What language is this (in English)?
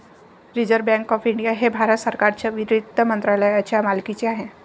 Marathi